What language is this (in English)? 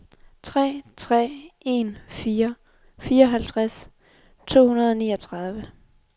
Danish